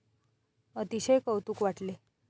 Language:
Marathi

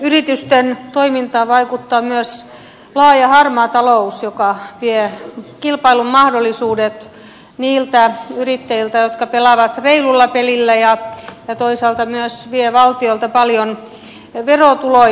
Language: Finnish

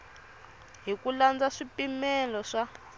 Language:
Tsonga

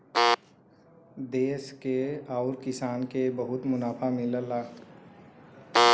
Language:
Bhojpuri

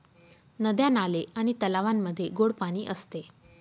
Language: Marathi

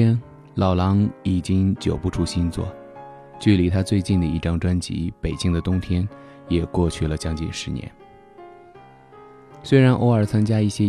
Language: Chinese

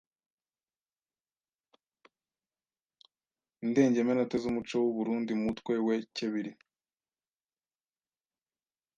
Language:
Kinyarwanda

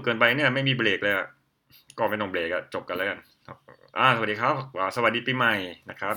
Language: Thai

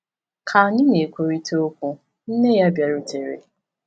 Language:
Igbo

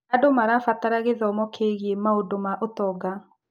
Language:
Kikuyu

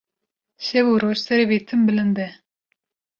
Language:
Kurdish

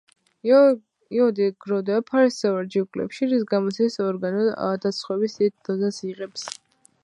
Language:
Georgian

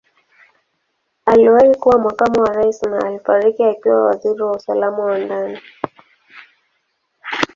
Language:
Swahili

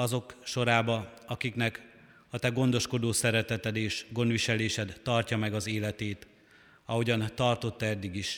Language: Hungarian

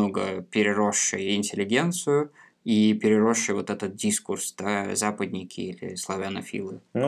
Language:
Russian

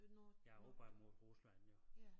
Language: Danish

